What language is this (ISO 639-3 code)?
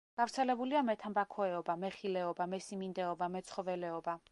kat